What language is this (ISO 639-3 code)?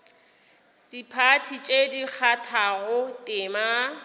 nso